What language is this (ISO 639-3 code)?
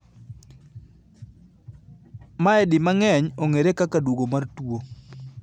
luo